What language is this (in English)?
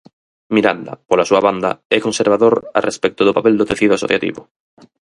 Galician